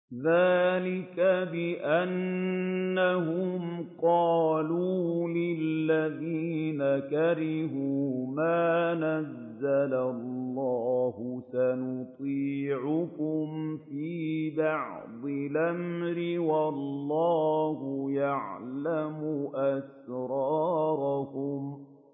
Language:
Arabic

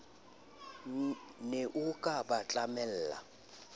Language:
Southern Sotho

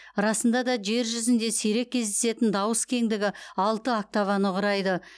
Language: Kazakh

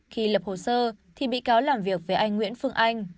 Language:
Vietnamese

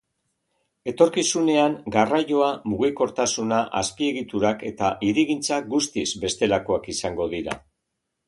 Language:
Basque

